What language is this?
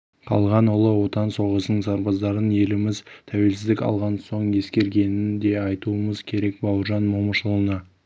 Kazakh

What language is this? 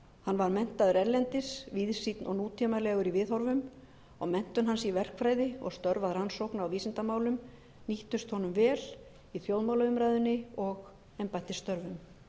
Icelandic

